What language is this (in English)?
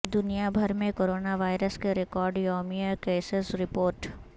Urdu